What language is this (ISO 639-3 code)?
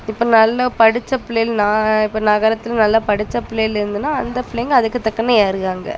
tam